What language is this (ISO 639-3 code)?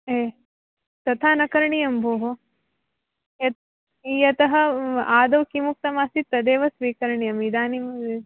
san